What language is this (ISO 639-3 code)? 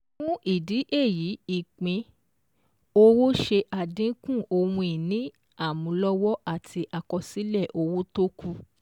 yor